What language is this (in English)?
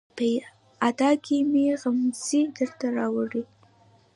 Pashto